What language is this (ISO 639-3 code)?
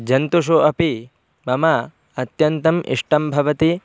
san